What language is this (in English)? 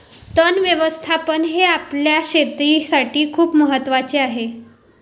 Marathi